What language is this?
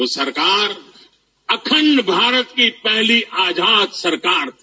Hindi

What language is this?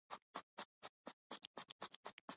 Urdu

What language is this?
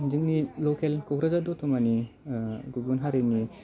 Bodo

